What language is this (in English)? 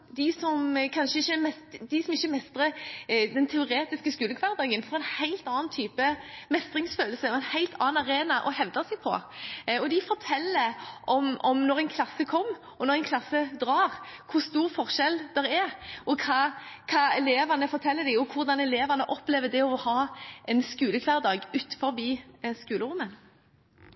Norwegian Bokmål